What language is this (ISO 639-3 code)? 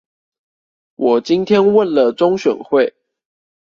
zho